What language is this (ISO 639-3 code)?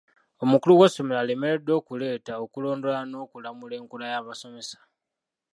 lug